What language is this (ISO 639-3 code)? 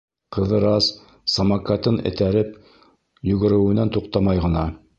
bak